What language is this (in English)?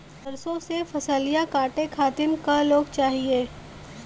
Bhojpuri